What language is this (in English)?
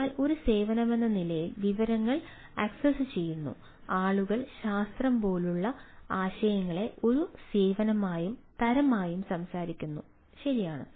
Malayalam